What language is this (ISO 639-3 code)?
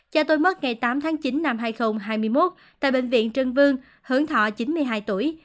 vie